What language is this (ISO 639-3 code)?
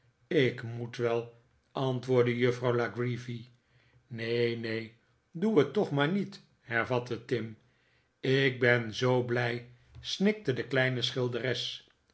nld